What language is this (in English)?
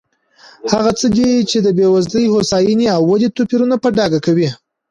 Pashto